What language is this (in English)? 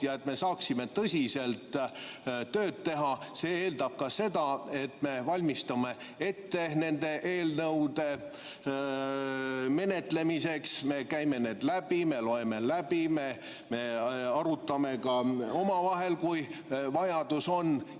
Estonian